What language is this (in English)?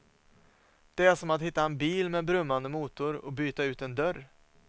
Swedish